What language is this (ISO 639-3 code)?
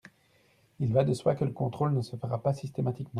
fra